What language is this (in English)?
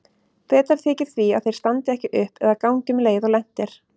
Icelandic